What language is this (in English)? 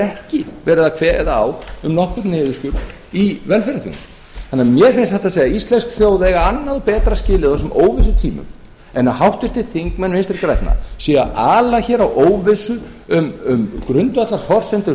Icelandic